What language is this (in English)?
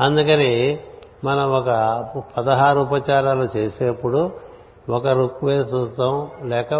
Telugu